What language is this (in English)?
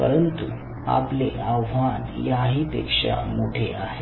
Marathi